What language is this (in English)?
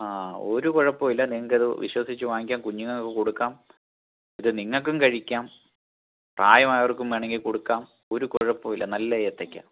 Malayalam